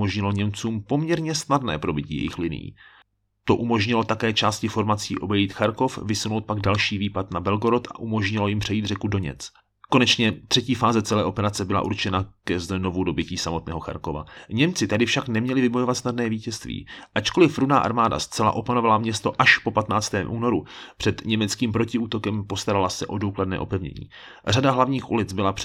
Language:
Czech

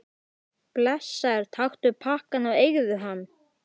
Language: Icelandic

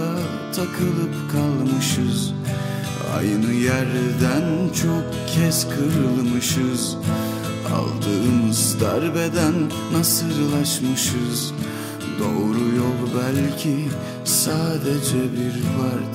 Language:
Turkish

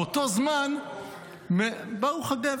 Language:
Hebrew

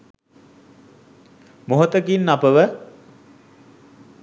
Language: Sinhala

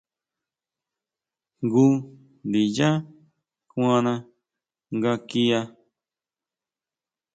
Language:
Huautla Mazatec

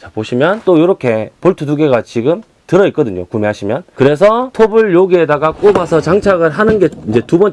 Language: Korean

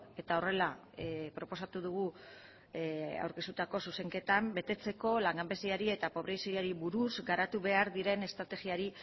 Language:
Basque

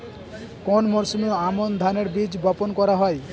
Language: Bangla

